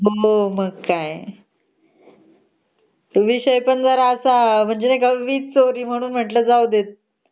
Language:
Marathi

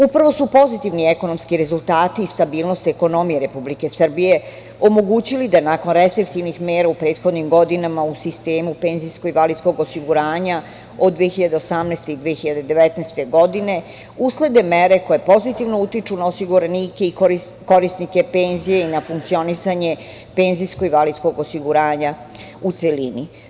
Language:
Serbian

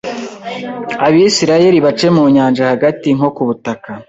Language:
Kinyarwanda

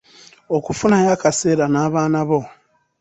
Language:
Ganda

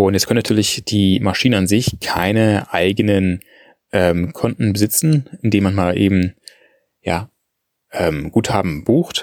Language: German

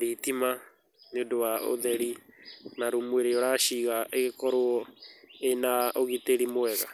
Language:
Kikuyu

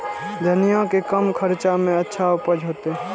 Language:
Maithili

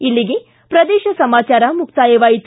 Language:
Kannada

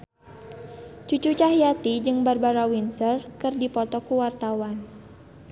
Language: Sundanese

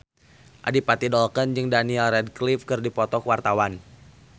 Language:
Sundanese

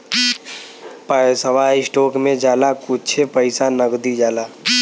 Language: Bhojpuri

